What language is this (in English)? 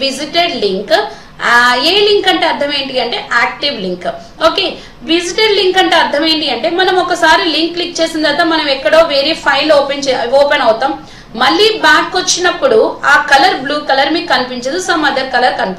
Hindi